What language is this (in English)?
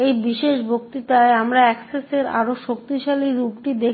Bangla